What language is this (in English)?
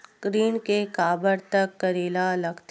Chhattisgarhi